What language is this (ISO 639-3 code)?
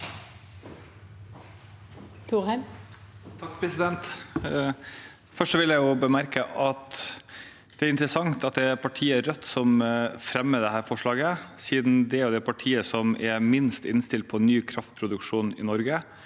nor